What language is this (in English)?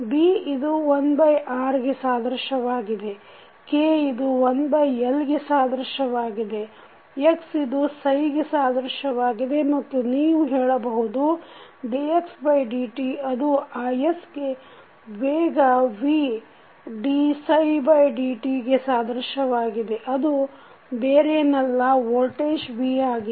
Kannada